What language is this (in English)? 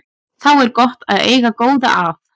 Icelandic